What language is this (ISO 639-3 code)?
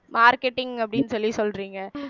tam